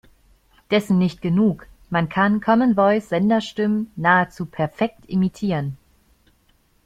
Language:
German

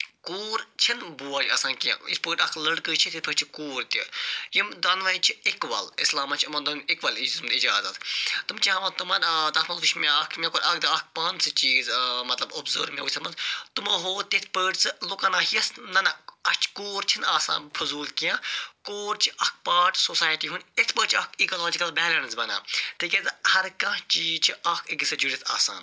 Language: Kashmiri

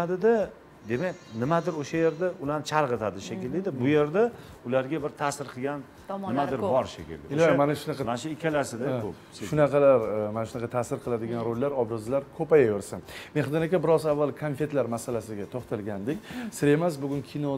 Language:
Turkish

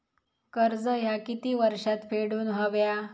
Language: Marathi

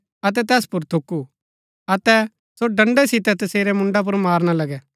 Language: Gaddi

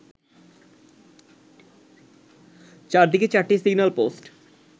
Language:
Bangla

